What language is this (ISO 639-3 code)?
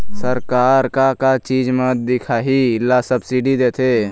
hne